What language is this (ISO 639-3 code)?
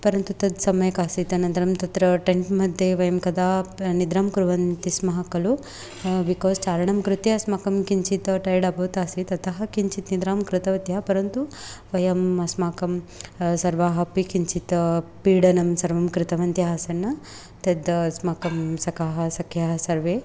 san